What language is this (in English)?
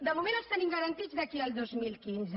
Catalan